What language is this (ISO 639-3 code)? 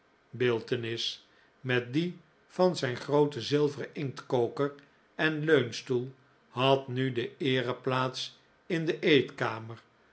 nld